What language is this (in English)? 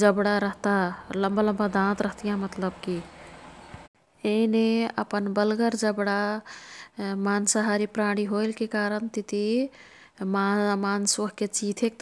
Kathoriya Tharu